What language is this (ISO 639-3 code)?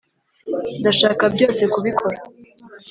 kin